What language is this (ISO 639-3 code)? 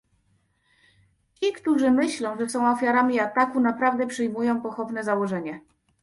pol